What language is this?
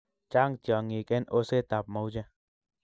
Kalenjin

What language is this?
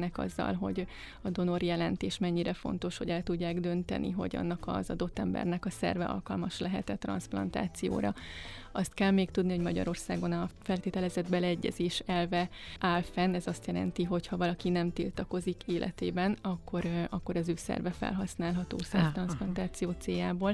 Hungarian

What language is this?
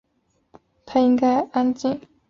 Chinese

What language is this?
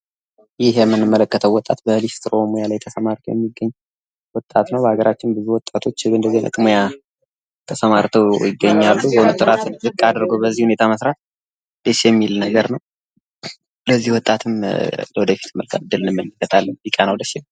Amharic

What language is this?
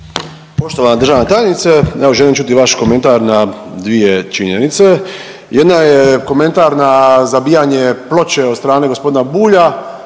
Croatian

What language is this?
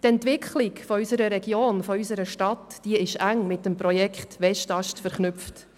Swiss German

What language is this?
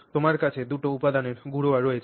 Bangla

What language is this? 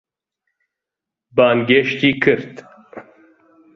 Central Kurdish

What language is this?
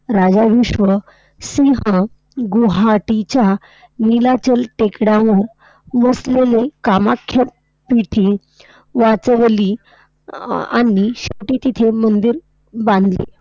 Marathi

